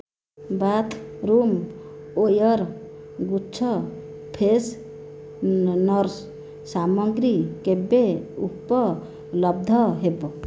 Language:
Odia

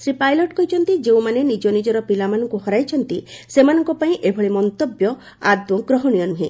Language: Odia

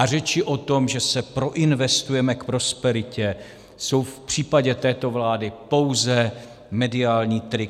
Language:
Czech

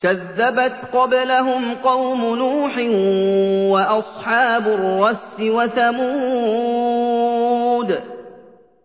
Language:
Arabic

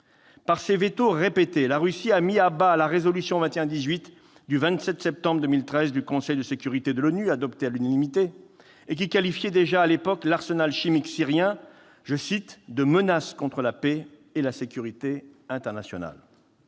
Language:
French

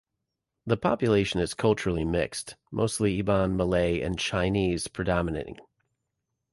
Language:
English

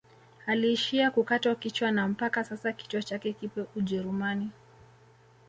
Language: Swahili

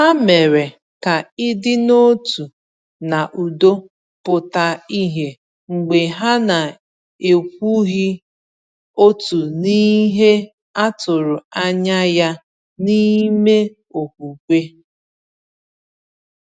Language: Igbo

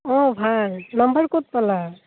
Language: Assamese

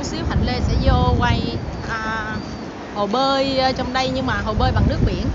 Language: Vietnamese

